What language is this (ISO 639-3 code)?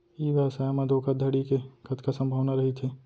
hne